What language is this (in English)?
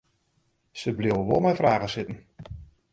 Western Frisian